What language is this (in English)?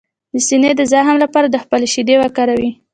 Pashto